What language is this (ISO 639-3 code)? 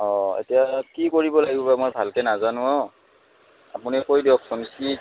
asm